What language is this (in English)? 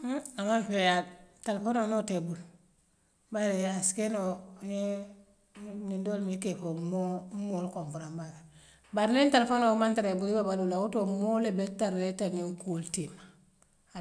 Western Maninkakan